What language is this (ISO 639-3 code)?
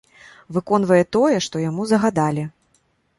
bel